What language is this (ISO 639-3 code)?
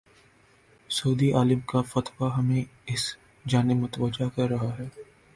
urd